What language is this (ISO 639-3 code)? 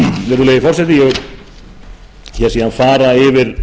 isl